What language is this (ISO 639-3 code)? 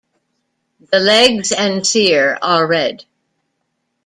eng